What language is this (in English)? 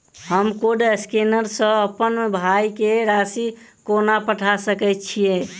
Maithili